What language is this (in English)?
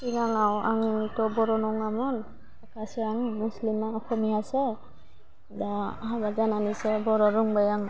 Bodo